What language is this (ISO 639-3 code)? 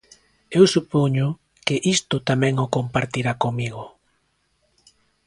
glg